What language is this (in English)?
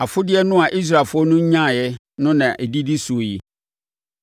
Akan